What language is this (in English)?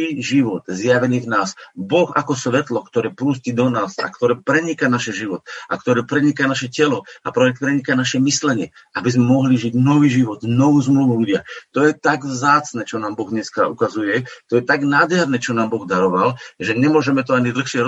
Slovak